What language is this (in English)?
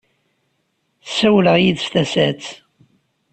Kabyle